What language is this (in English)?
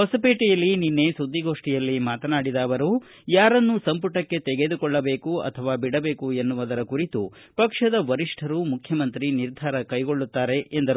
Kannada